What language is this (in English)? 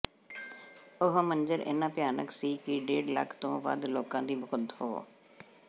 Punjabi